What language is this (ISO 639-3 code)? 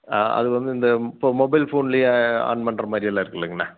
tam